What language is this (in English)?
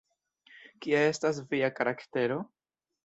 Esperanto